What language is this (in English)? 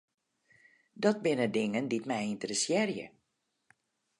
Western Frisian